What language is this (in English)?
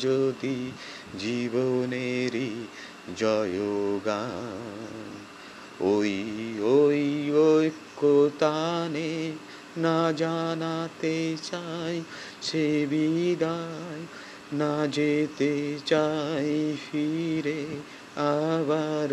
Bangla